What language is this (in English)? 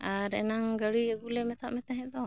Santali